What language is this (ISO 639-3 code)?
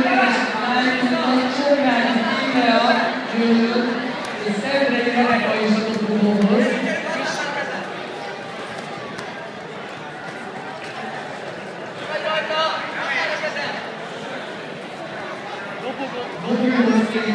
hun